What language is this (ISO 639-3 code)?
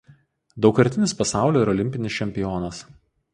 lit